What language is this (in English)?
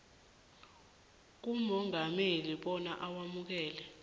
South Ndebele